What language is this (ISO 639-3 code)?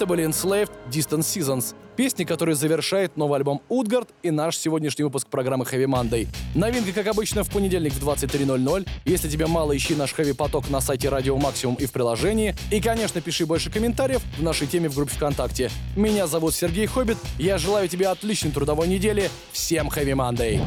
rus